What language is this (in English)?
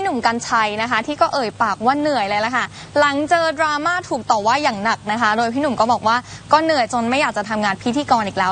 Thai